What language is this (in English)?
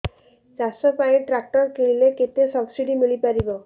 Odia